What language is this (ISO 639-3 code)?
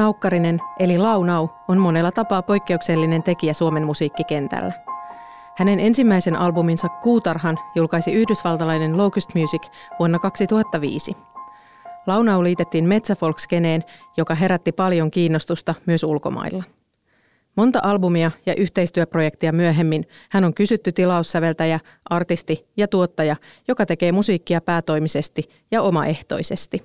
fin